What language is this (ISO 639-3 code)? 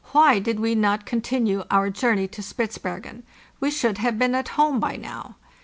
eng